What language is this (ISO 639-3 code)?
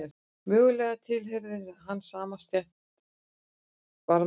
isl